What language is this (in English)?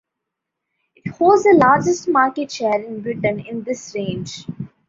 English